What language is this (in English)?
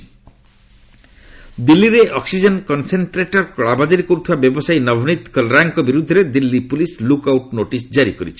Odia